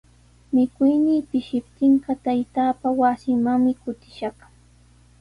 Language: Sihuas Ancash Quechua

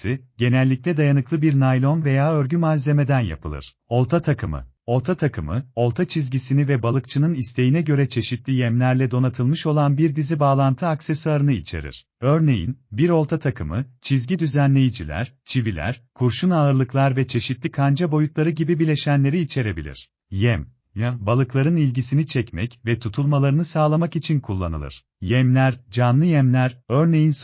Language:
Turkish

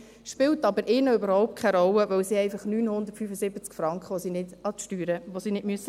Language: Swiss German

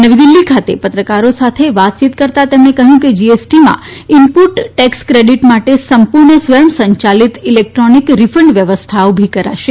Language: Gujarati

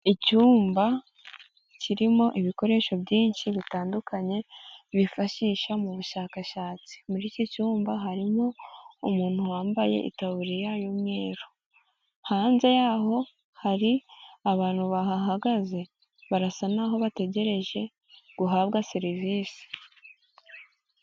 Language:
Kinyarwanda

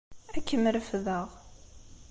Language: Kabyle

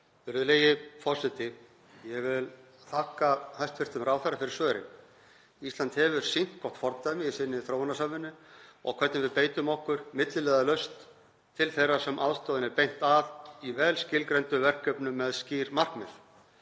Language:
Icelandic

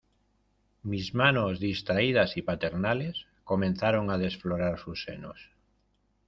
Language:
Spanish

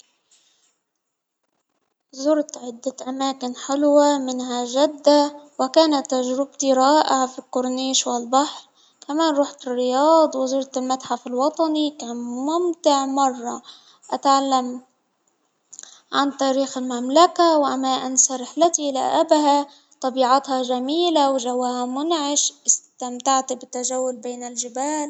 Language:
Hijazi Arabic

